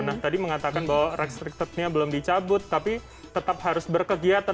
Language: Indonesian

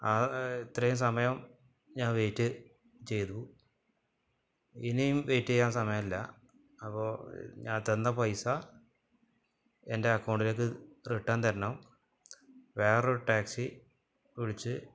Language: Malayalam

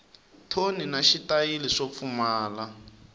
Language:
Tsonga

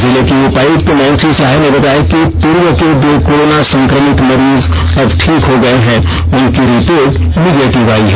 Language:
Hindi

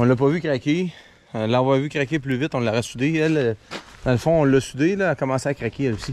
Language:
French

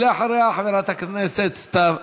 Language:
Hebrew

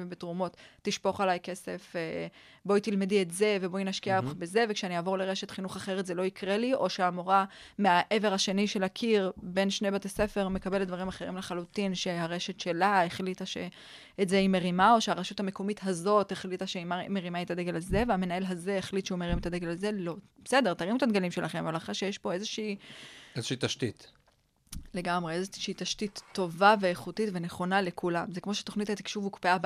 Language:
Hebrew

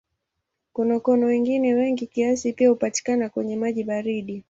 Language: Swahili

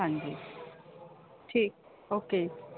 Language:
Punjabi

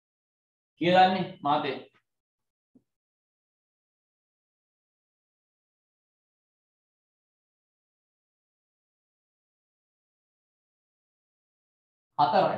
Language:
Indonesian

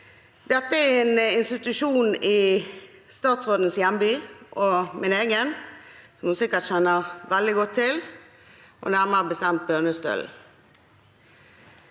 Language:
Norwegian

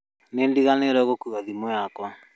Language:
Kikuyu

